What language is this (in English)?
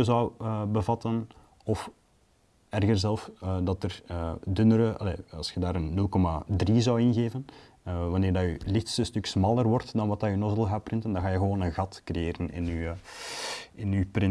Dutch